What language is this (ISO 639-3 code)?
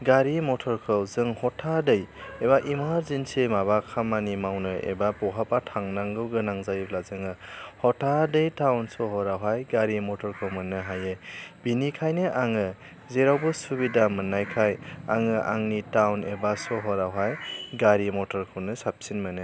brx